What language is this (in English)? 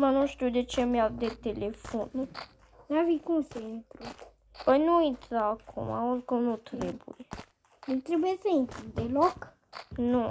Romanian